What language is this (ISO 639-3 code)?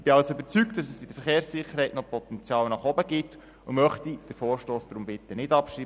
gsw